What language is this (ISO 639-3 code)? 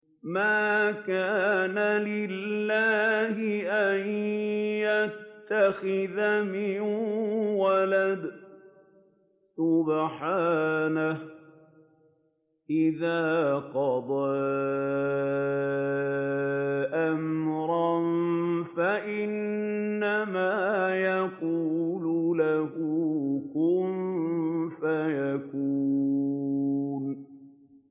ara